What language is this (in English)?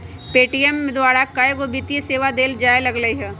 Magahi